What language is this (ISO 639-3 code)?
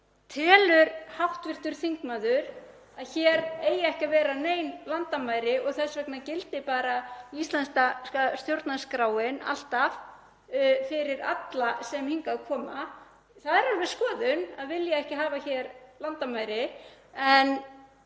isl